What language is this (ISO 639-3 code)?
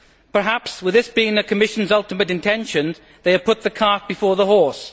eng